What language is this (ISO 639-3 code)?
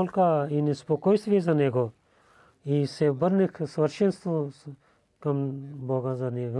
bul